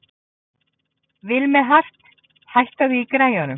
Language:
Icelandic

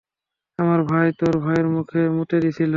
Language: Bangla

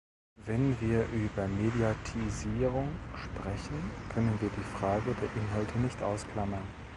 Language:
German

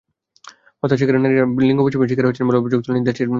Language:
Bangla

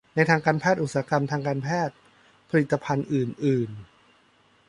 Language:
Thai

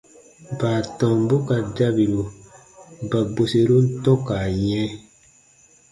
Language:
Baatonum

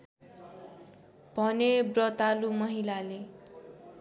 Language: Nepali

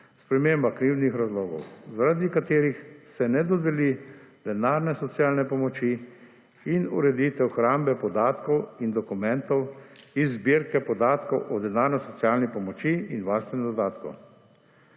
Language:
Slovenian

